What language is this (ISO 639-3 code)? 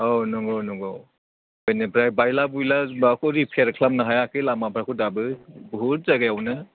brx